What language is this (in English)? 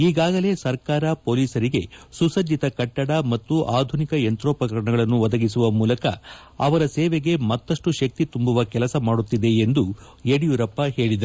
Kannada